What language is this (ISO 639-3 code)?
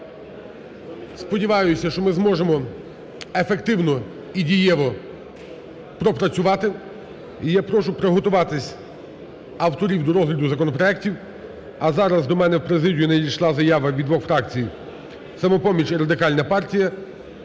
ukr